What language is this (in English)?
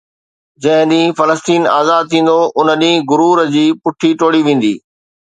Sindhi